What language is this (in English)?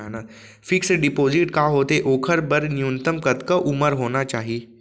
Chhattisgarhi